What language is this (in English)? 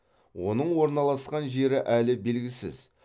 Kazakh